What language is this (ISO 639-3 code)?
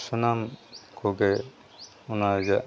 sat